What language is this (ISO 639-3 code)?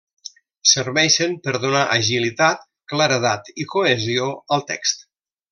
cat